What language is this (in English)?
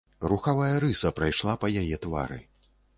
Belarusian